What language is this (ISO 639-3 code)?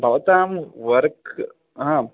san